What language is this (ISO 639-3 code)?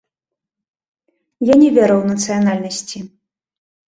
bel